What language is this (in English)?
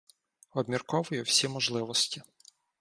Ukrainian